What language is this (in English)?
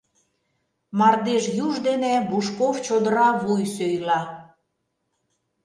Mari